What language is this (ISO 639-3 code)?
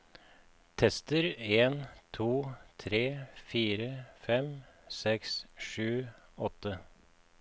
nor